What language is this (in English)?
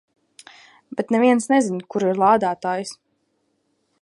Latvian